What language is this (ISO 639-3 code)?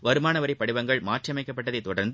tam